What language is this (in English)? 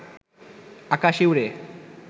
Bangla